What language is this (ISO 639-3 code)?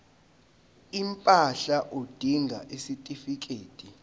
zul